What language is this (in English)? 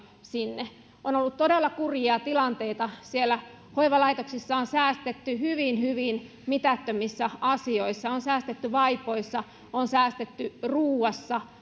Finnish